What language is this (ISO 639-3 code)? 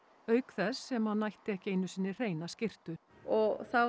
isl